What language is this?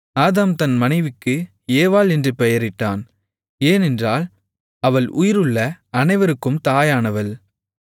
Tamil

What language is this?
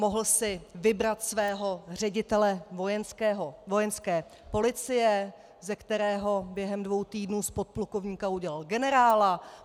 Czech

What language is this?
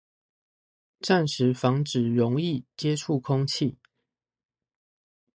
Chinese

